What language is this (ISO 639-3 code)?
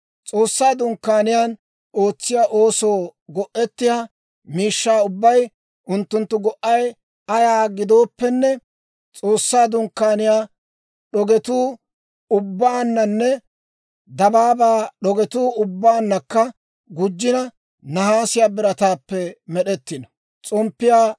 dwr